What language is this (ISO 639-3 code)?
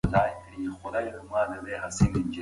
pus